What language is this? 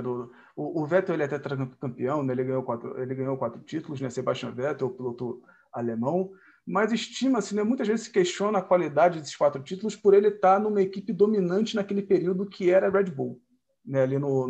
Portuguese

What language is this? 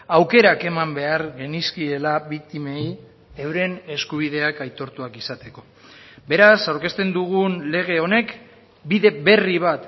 Basque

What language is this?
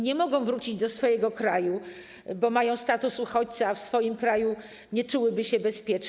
Polish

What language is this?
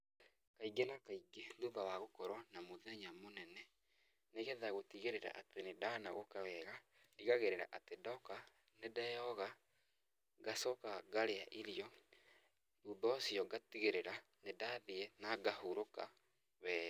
Kikuyu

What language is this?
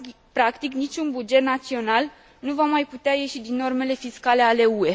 Romanian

